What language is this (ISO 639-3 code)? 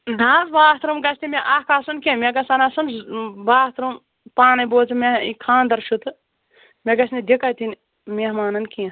kas